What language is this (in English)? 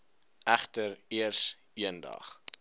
Afrikaans